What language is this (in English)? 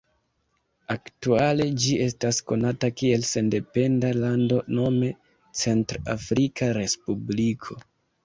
Esperanto